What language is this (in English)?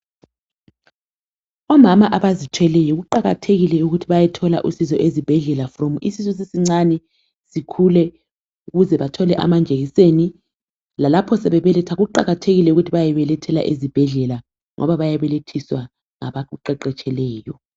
North Ndebele